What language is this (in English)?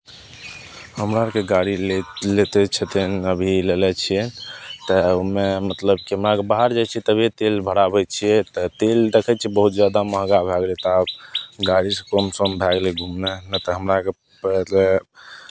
Maithili